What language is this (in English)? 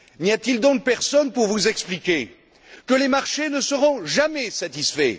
French